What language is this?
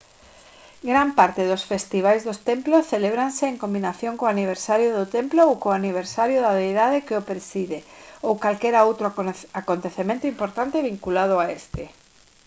Galician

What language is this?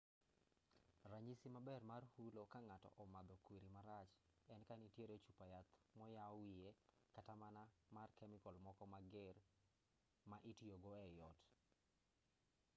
Luo (Kenya and Tanzania)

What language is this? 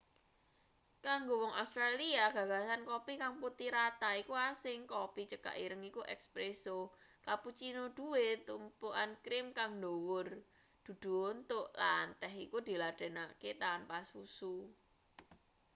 Javanese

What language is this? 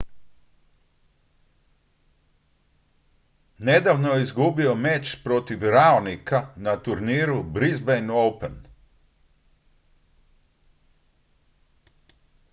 Croatian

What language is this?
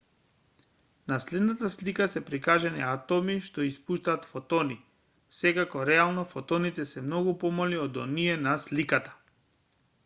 Macedonian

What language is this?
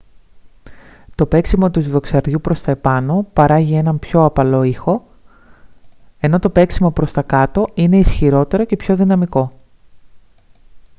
Greek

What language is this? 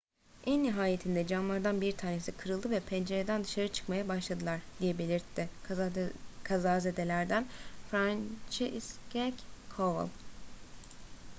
Turkish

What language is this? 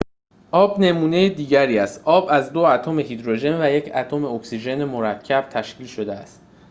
Persian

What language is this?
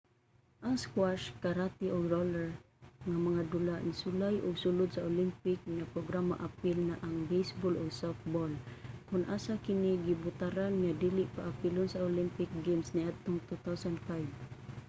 Cebuano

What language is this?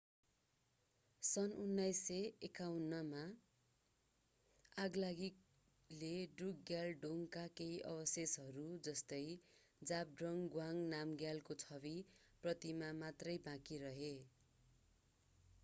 Nepali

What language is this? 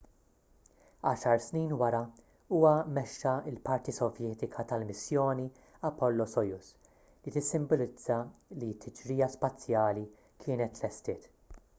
Maltese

